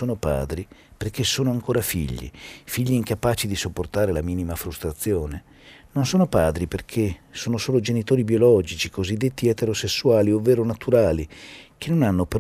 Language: Italian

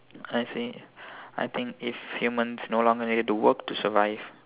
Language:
English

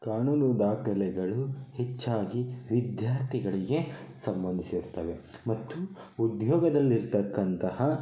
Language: Kannada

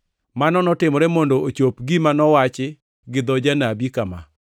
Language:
Luo (Kenya and Tanzania)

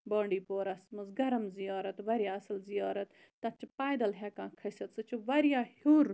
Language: Kashmiri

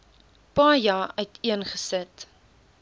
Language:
Afrikaans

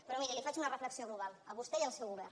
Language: Catalan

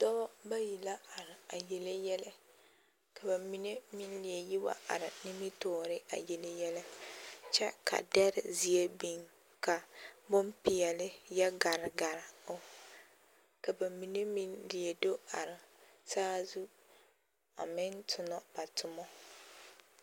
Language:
Southern Dagaare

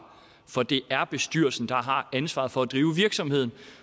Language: Danish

